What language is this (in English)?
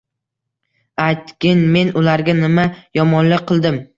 Uzbek